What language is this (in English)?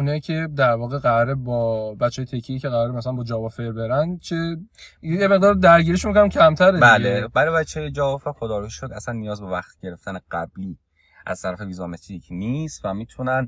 Persian